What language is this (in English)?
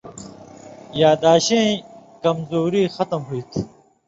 Indus Kohistani